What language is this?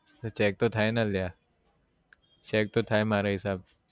Gujarati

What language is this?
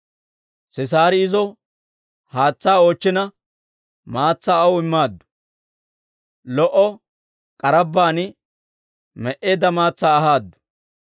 Dawro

